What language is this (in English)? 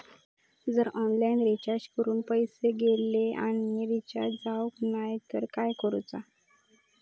Marathi